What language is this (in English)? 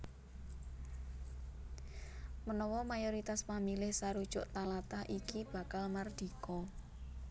Javanese